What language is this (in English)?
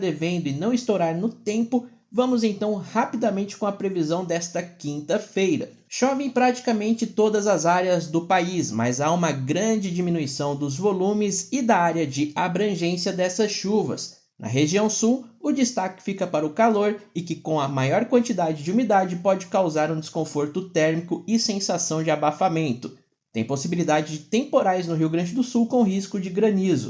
Portuguese